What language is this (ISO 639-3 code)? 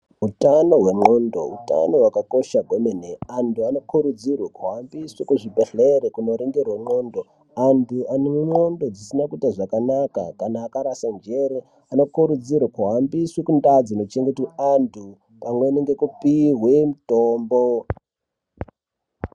ndc